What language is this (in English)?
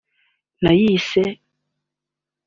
Kinyarwanda